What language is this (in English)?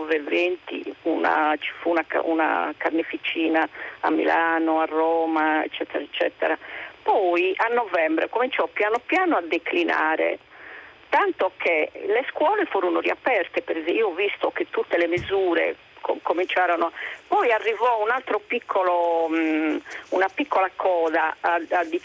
Italian